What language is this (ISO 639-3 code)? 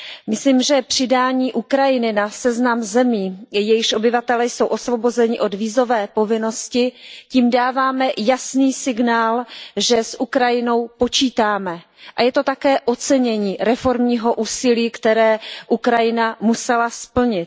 ces